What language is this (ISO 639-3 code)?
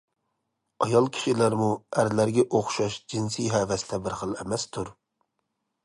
uig